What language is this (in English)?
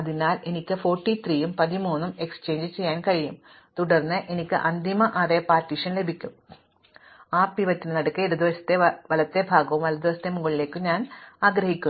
Malayalam